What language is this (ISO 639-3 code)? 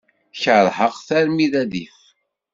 kab